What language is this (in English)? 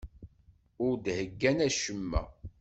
Kabyle